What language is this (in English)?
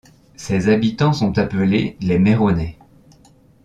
French